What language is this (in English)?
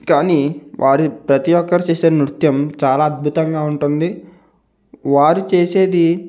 Telugu